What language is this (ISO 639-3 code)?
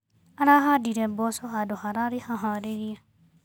kik